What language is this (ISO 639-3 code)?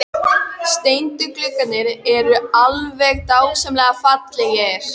isl